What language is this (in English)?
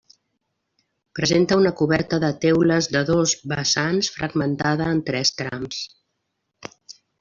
Catalan